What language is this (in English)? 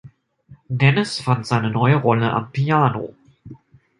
German